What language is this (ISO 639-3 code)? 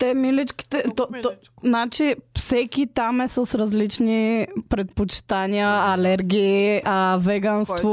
bul